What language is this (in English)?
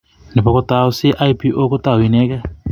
Kalenjin